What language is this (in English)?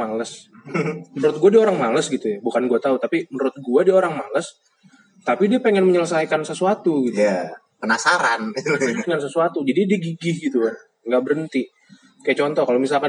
Indonesian